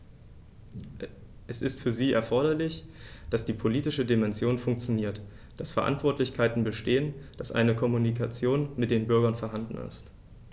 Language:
German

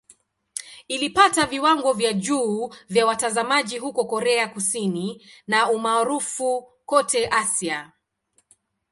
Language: Swahili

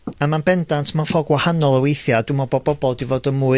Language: Welsh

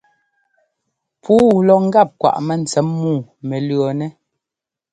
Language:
Ngomba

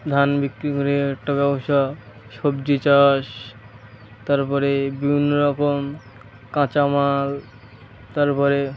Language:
Bangla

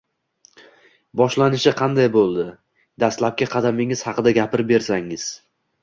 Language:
Uzbek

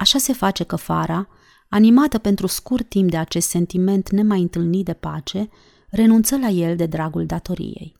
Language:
Romanian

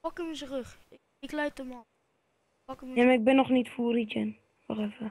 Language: Dutch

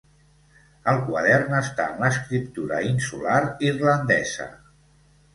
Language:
Catalan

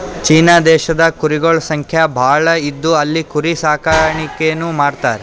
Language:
Kannada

